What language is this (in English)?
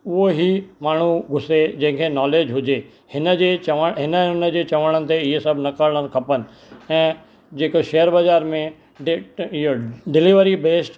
Sindhi